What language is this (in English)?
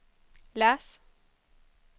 Swedish